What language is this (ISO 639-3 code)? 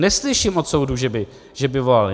ces